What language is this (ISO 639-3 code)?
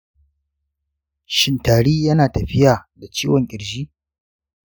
hau